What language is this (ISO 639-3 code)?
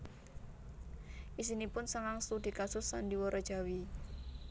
jav